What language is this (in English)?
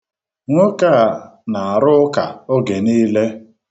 Igbo